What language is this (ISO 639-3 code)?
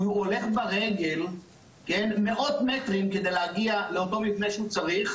heb